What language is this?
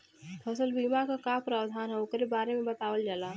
Bhojpuri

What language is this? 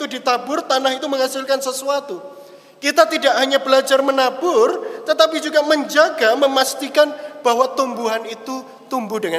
Indonesian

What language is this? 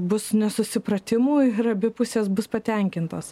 Lithuanian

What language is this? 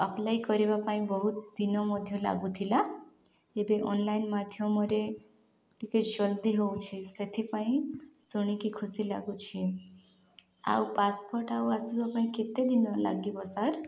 Odia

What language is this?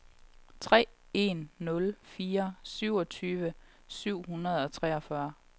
Danish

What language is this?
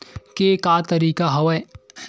Chhattisgarhi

